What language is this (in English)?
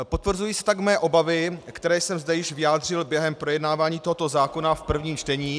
Czech